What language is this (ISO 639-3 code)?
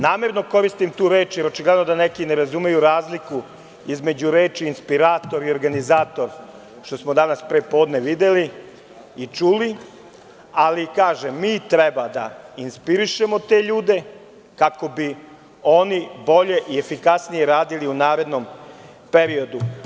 srp